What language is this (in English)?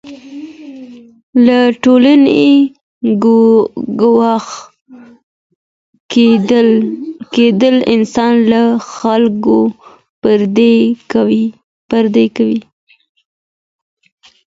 Pashto